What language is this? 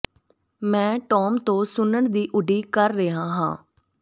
Punjabi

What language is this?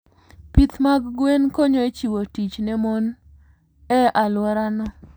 Luo (Kenya and Tanzania)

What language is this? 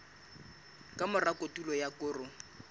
Southern Sotho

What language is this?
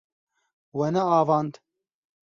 Kurdish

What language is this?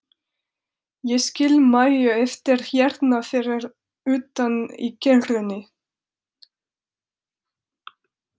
Icelandic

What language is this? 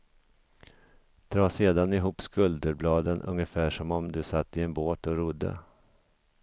Swedish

